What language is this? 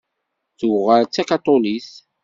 Kabyle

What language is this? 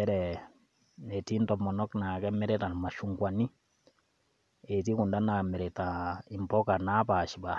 Masai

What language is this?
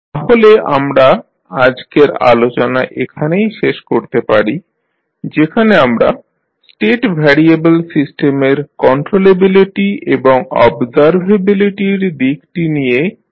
Bangla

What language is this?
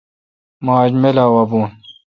Kalkoti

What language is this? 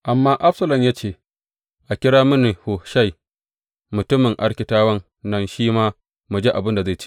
Hausa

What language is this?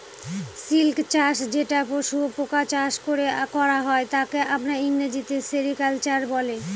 Bangla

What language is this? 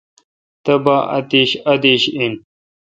Kalkoti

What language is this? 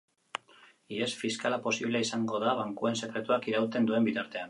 Basque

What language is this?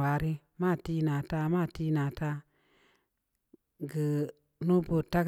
Samba Leko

